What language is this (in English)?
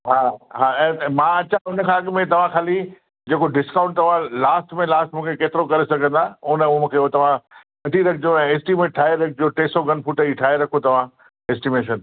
Sindhi